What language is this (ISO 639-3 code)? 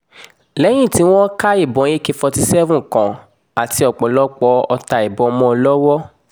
yor